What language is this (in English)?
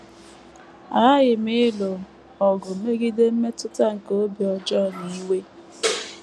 Igbo